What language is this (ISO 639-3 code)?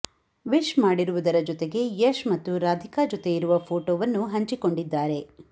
kan